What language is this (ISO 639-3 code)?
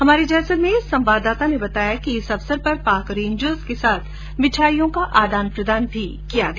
hin